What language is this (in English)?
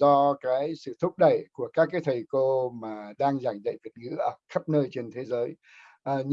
Vietnamese